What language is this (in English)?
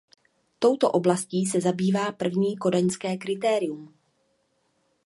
Czech